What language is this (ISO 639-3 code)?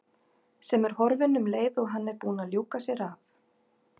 isl